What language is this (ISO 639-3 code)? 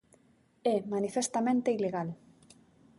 glg